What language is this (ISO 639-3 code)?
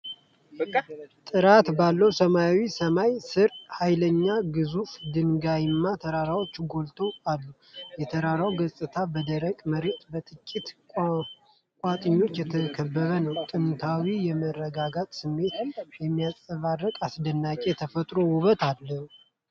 amh